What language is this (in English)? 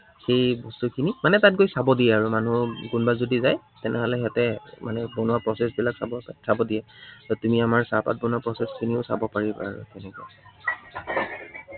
Assamese